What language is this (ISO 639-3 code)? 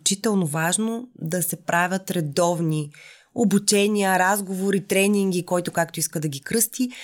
bul